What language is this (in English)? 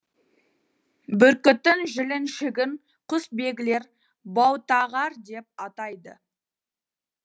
Kazakh